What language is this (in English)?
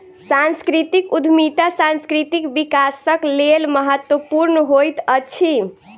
Maithili